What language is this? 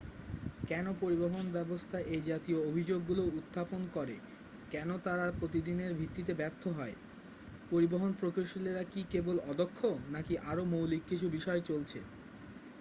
Bangla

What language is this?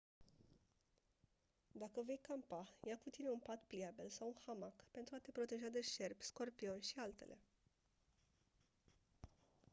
Romanian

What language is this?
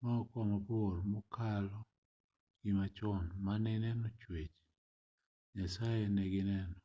Luo (Kenya and Tanzania)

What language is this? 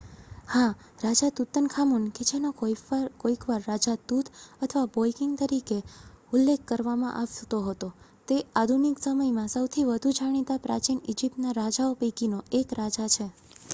Gujarati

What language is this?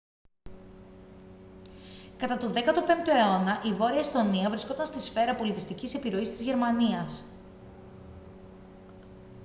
Greek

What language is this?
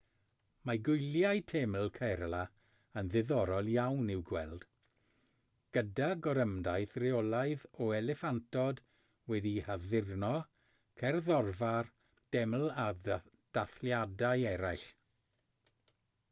Welsh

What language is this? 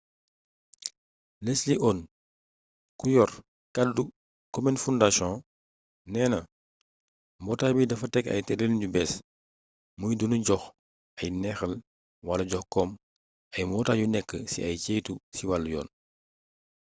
Wolof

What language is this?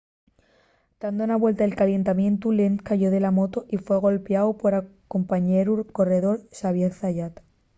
Asturian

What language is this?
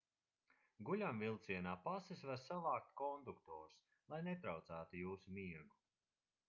Latvian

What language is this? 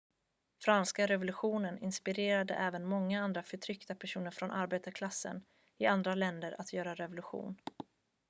Swedish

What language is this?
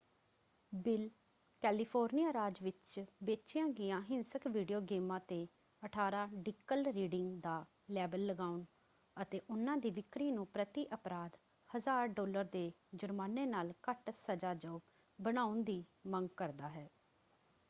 Punjabi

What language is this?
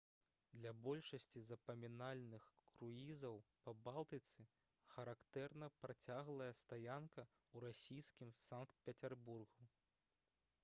Belarusian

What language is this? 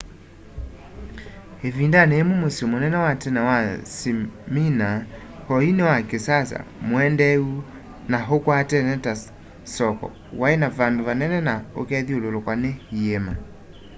Kamba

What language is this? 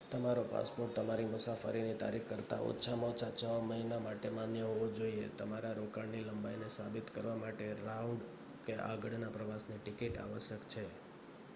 Gujarati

